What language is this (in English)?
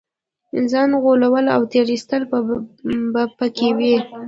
Pashto